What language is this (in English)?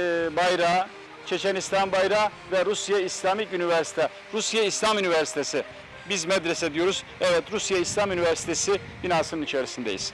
Turkish